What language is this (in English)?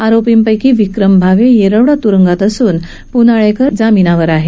Marathi